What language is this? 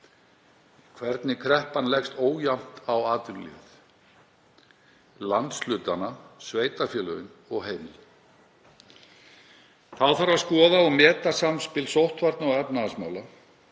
Icelandic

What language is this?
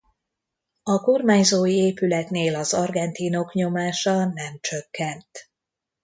Hungarian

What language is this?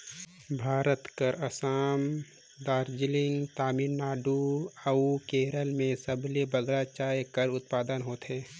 Chhattisgarhi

